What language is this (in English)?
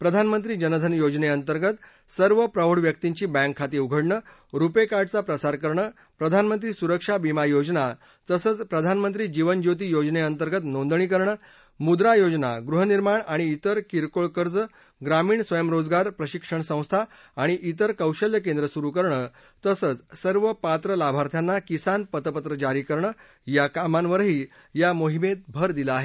Marathi